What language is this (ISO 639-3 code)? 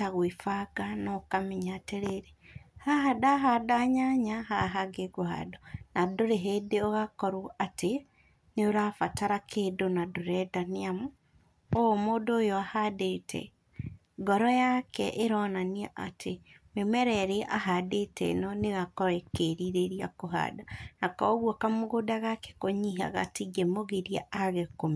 kik